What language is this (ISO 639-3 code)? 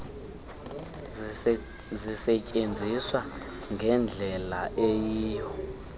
xho